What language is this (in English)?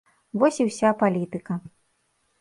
Belarusian